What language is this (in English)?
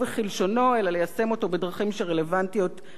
Hebrew